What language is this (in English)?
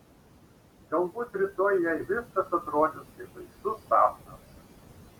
Lithuanian